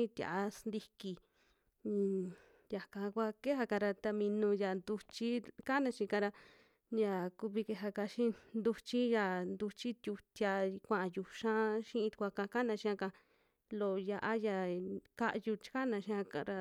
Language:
Western Juxtlahuaca Mixtec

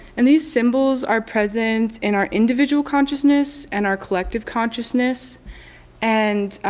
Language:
English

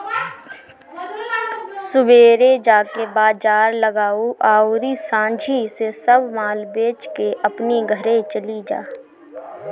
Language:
Bhojpuri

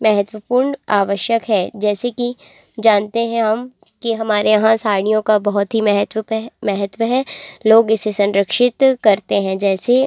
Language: Hindi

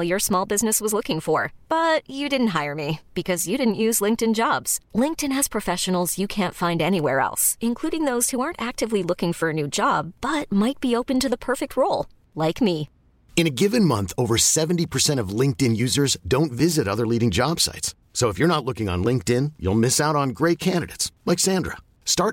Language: Filipino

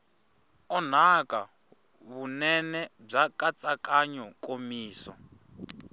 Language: Tsonga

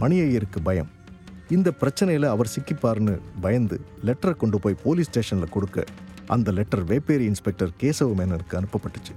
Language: Tamil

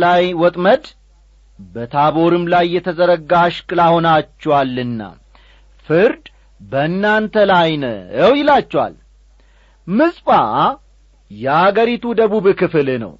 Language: Amharic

